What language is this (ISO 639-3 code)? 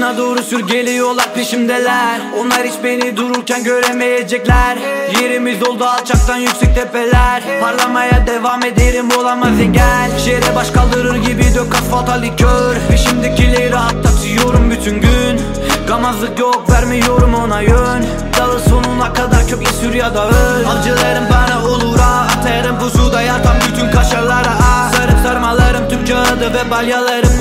tur